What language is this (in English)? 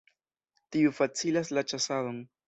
Esperanto